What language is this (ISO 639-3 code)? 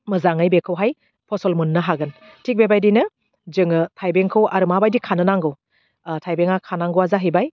brx